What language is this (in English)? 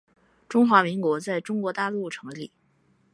Chinese